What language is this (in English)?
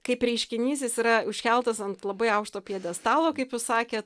Lithuanian